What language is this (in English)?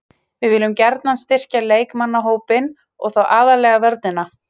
Icelandic